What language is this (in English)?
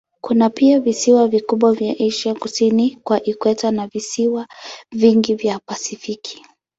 Swahili